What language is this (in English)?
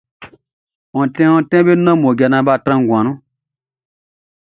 Baoulé